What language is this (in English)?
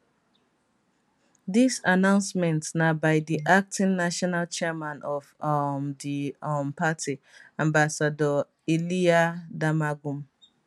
Nigerian Pidgin